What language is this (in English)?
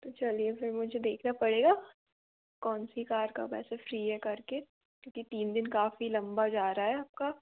Hindi